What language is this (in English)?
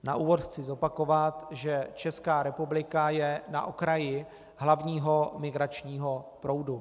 Czech